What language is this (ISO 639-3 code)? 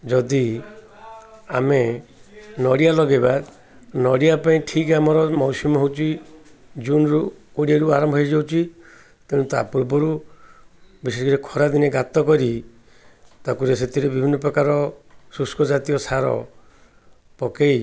ori